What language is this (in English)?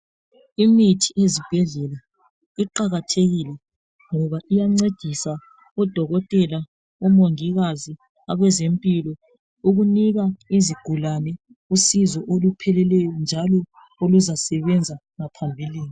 North Ndebele